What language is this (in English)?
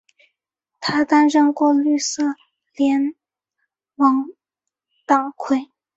Chinese